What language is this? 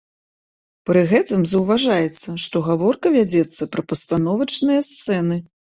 Belarusian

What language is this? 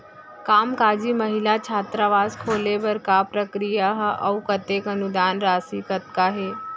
Chhattisgarhi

